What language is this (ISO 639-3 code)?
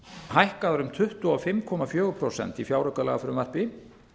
isl